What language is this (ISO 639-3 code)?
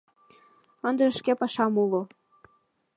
chm